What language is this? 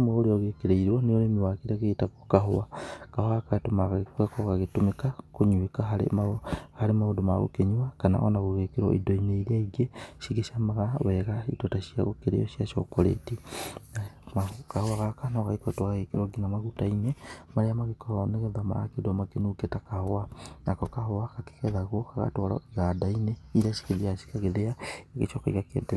Kikuyu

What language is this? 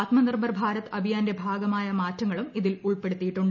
Malayalam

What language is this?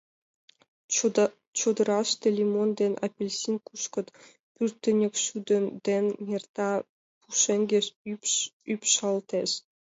Mari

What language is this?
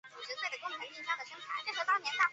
Chinese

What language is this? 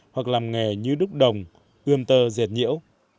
Vietnamese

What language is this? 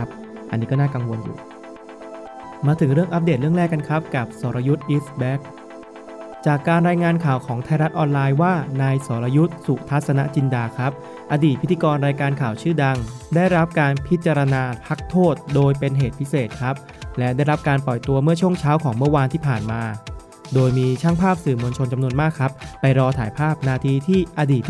Thai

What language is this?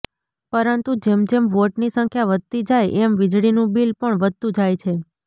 Gujarati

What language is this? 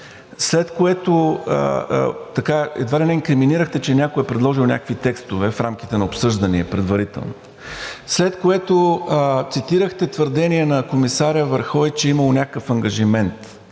Bulgarian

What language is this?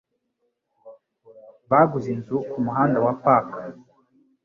Kinyarwanda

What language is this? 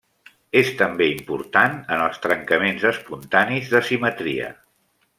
Catalan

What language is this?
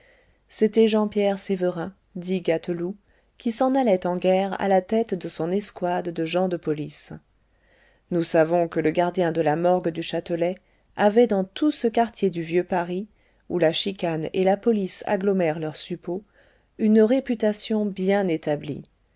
French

